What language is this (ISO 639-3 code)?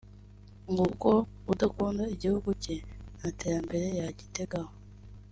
kin